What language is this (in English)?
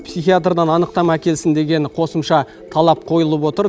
Kazakh